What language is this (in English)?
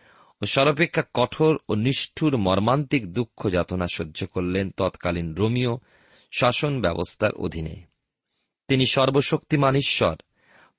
Bangla